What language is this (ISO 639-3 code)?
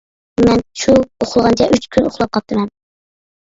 uig